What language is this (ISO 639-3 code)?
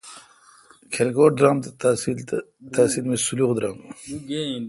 xka